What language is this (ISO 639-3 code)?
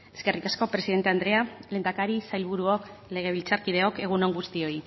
eus